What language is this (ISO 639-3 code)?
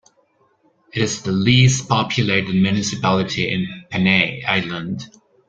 eng